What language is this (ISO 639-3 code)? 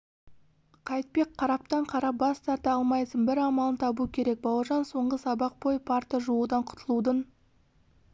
kaz